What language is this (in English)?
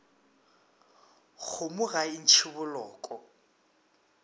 Northern Sotho